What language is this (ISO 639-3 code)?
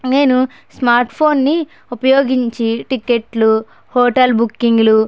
tel